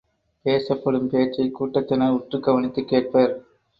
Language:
Tamil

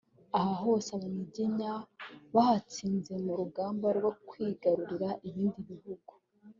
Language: Kinyarwanda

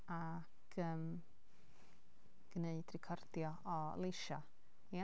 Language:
Welsh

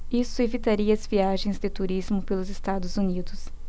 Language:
Portuguese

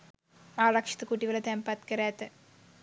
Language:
Sinhala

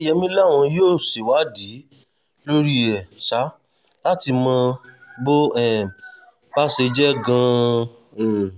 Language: Yoruba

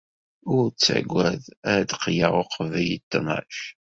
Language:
Kabyle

